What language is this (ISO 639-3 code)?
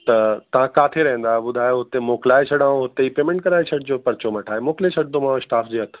snd